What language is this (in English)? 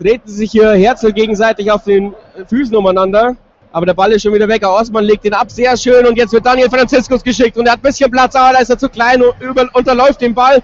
German